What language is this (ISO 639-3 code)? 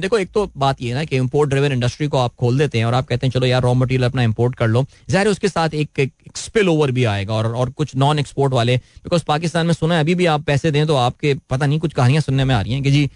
hin